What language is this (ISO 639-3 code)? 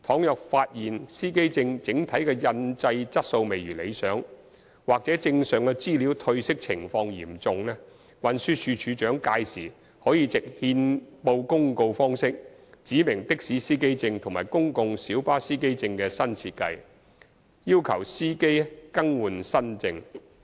yue